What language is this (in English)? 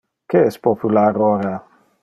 Interlingua